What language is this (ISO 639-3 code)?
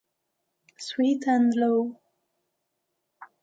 ita